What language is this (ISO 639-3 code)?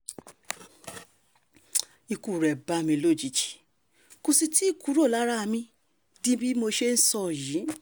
yor